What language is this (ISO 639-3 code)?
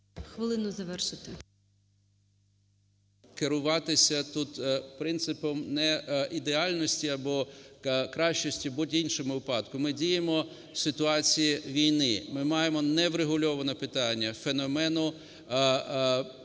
ukr